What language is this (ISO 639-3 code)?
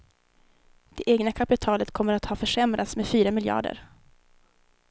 swe